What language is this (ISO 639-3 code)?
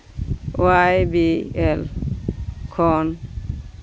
sat